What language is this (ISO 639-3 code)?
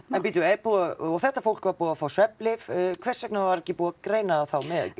isl